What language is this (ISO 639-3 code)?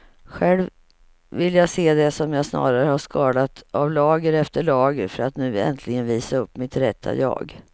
swe